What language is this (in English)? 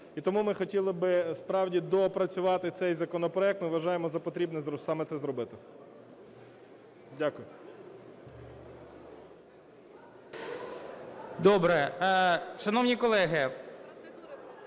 Ukrainian